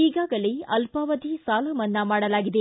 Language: Kannada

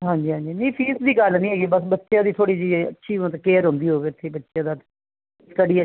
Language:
Punjabi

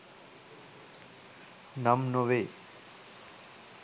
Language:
Sinhala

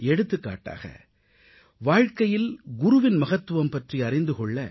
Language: Tamil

